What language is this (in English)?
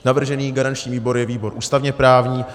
Czech